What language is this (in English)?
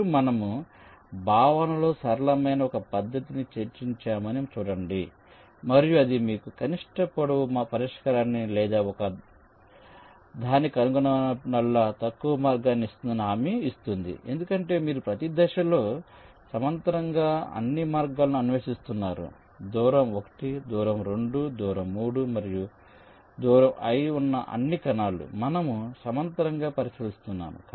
Telugu